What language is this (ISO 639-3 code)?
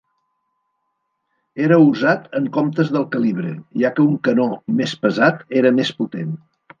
cat